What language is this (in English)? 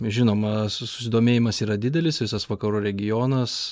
Lithuanian